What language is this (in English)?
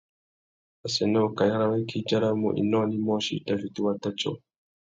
Tuki